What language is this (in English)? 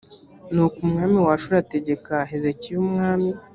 Kinyarwanda